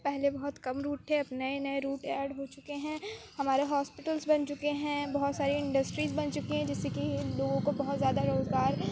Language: Urdu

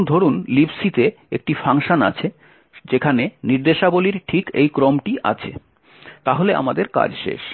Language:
Bangla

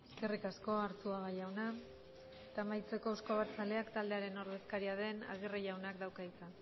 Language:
Basque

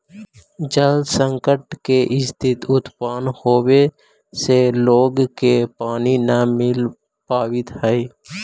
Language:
Magahi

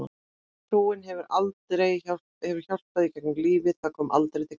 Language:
Icelandic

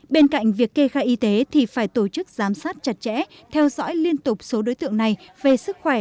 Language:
Vietnamese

